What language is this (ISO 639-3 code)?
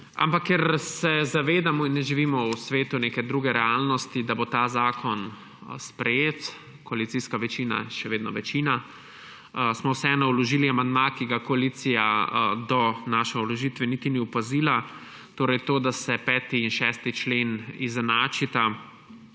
slv